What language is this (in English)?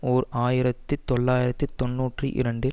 Tamil